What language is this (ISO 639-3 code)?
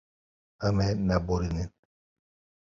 kur